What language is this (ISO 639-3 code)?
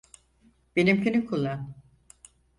tur